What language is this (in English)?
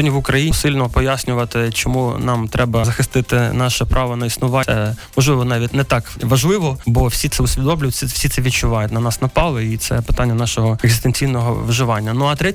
Ukrainian